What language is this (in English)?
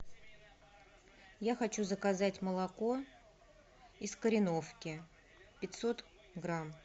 Russian